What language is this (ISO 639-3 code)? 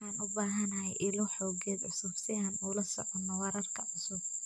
som